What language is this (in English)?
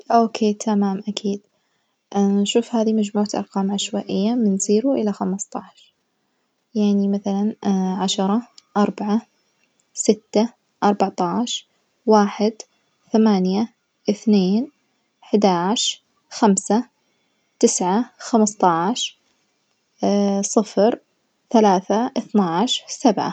Najdi Arabic